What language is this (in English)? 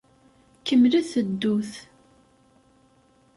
Kabyle